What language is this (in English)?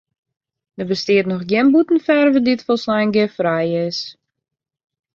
Western Frisian